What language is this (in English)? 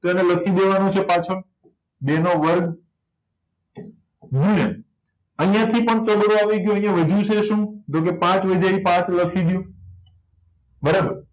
Gujarati